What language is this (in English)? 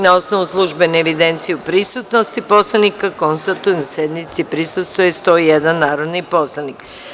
Serbian